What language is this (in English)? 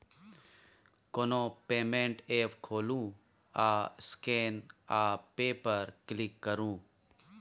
Maithili